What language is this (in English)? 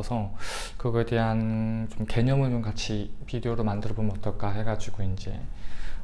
Korean